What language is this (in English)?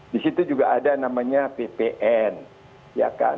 Indonesian